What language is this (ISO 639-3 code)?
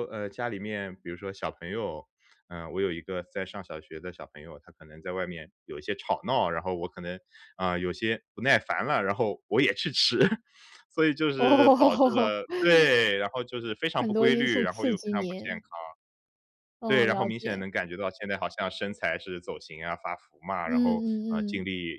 zho